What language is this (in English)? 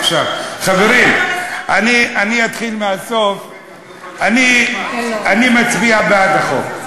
Hebrew